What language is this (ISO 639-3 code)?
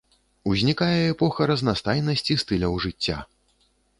bel